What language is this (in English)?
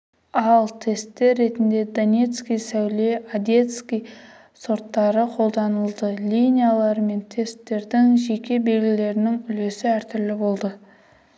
Kazakh